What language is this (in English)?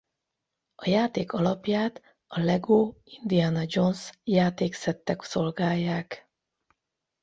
Hungarian